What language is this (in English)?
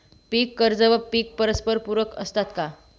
Marathi